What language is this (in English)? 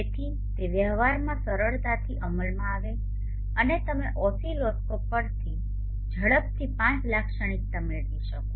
Gujarati